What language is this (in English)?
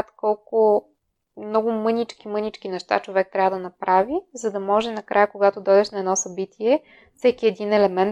Bulgarian